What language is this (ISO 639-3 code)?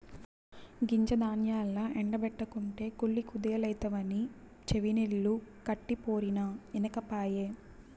tel